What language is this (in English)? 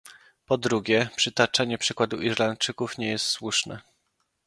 Polish